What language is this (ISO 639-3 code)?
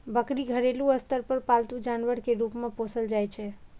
mai